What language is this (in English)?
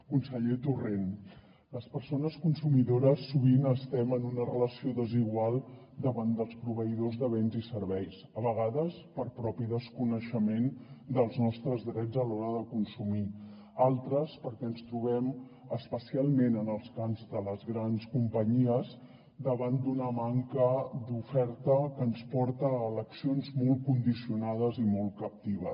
Catalan